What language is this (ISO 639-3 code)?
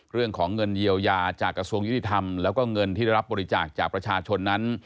tha